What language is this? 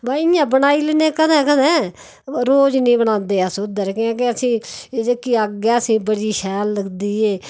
Dogri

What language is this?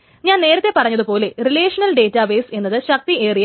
Malayalam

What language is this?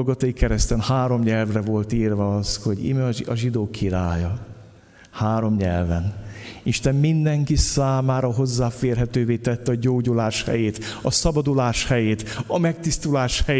Hungarian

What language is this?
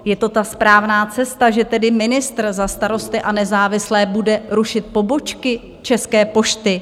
Czech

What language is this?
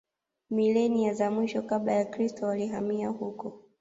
Swahili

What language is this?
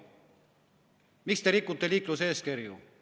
Estonian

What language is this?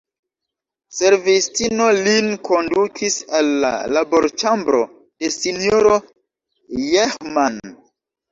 Esperanto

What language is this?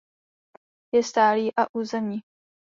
Czech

